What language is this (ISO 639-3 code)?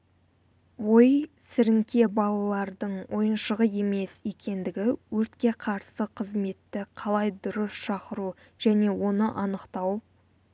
kaz